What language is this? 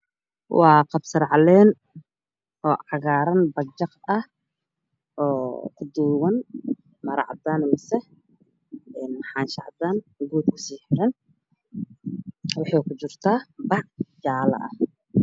Somali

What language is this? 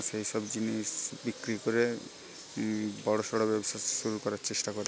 Bangla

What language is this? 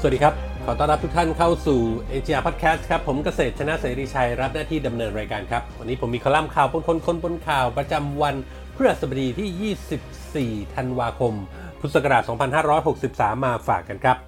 Thai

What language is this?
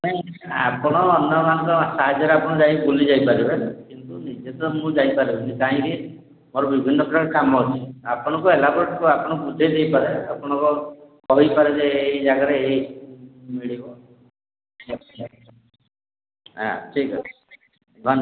Odia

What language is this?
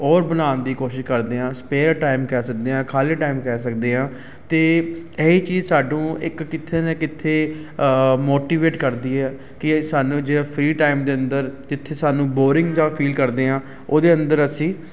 Punjabi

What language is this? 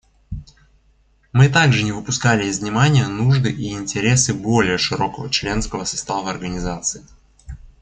Russian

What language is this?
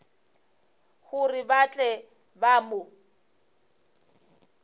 Northern Sotho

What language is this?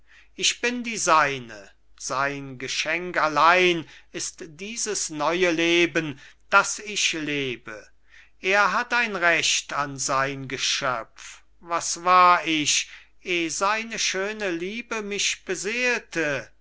German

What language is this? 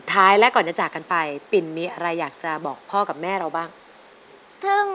Thai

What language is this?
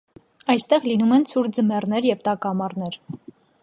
Armenian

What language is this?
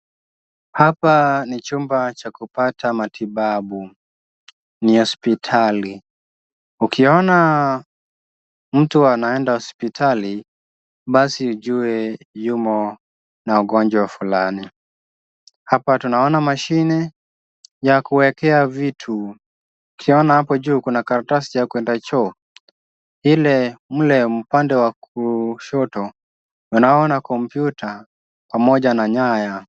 Swahili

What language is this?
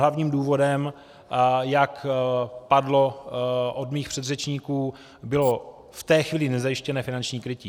Czech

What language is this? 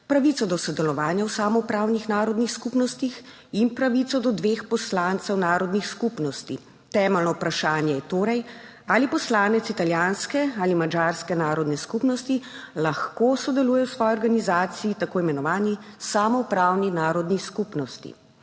Slovenian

